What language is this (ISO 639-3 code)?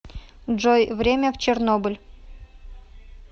rus